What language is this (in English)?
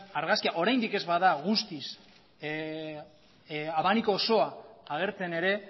Basque